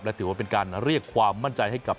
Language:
Thai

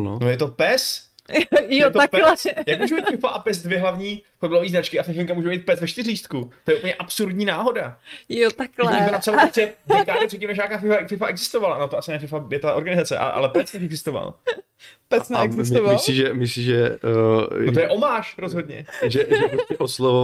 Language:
Czech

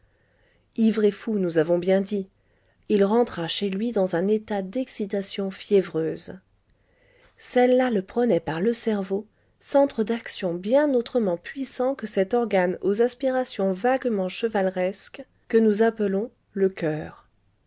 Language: French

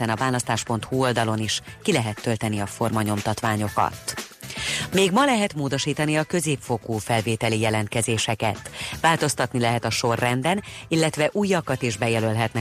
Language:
Hungarian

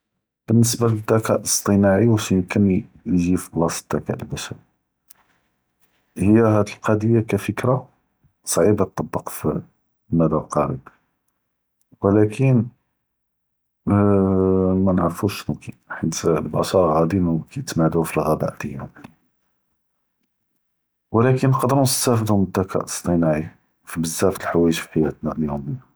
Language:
Judeo-Arabic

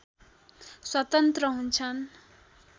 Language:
Nepali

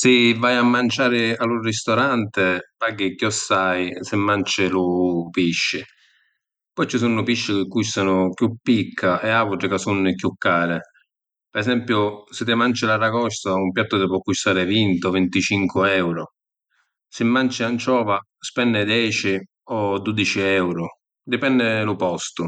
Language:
Sicilian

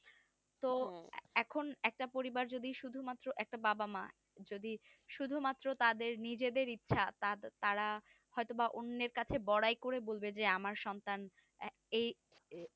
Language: Bangla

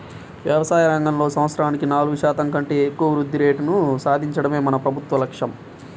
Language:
Telugu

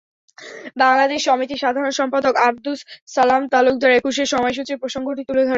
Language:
Bangla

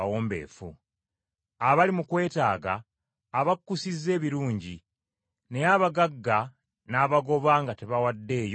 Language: Ganda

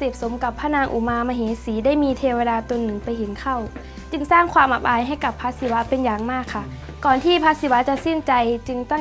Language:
Thai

